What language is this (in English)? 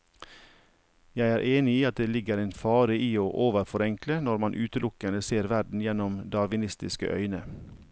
Norwegian